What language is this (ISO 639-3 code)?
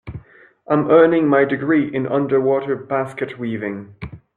eng